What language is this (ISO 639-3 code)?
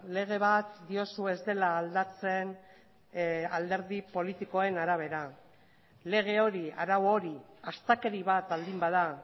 eus